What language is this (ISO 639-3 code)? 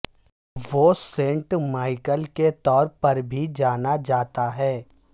urd